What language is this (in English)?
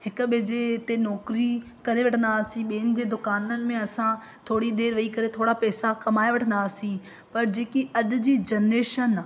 Sindhi